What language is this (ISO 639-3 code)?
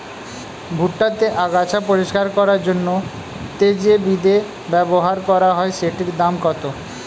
ben